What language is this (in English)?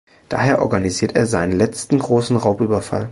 German